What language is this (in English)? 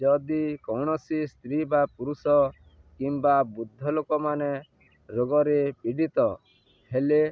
Odia